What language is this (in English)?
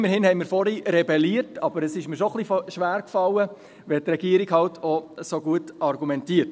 Swiss German